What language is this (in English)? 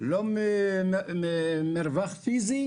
Hebrew